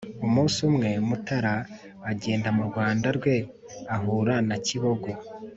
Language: Kinyarwanda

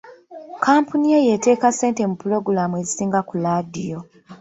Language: Ganda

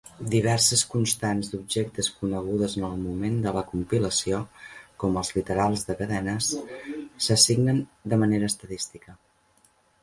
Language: Catalan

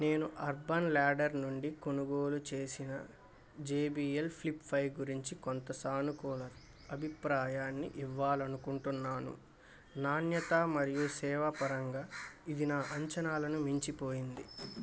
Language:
Telugu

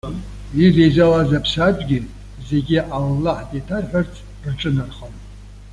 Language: Abkhazian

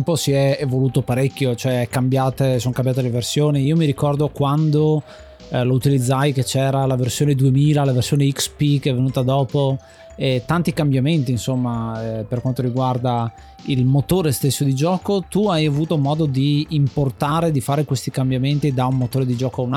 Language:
Italian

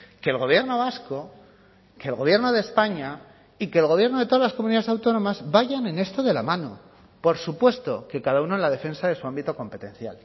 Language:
Spanish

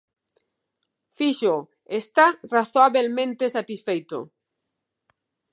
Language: Galician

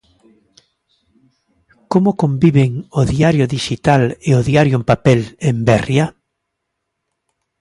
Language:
Galician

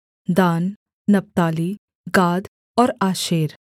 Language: Hindi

